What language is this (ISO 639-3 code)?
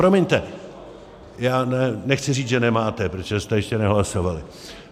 ces